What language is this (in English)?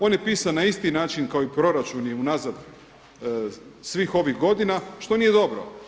Croatian